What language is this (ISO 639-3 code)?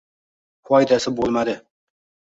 uzb